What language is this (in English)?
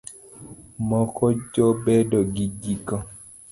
Luo (Kenya and Tanzania)